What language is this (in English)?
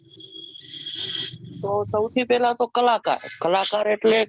Gujarati